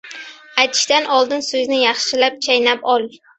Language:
Uzbek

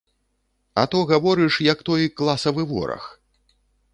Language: Belarusian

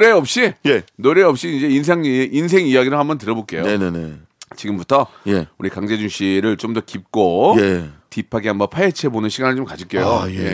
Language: Korean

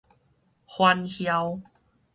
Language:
Min Nan Chinese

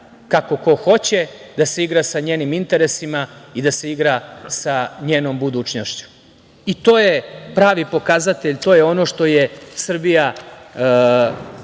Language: Serbian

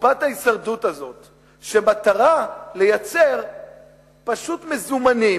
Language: Hebrew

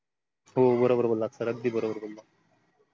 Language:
Marathi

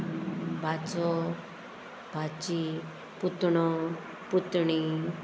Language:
Konkani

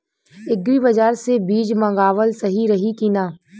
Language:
Bhojpuri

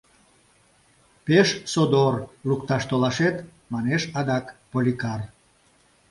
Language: Mari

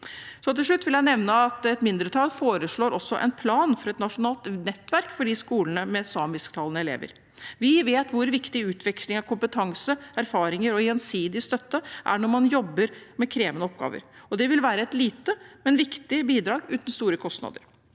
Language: Norwegian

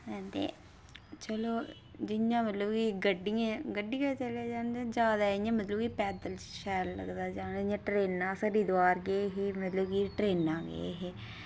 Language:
Dogri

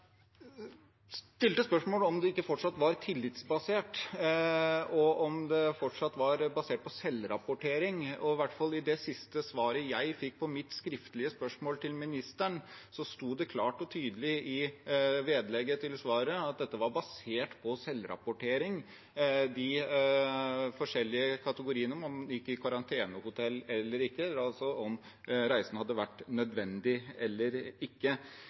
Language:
Norwegian Bokmål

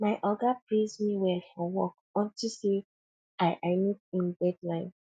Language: Nigerian Pidgin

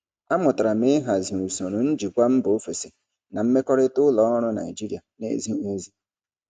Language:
Igbo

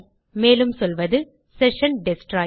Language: Tamil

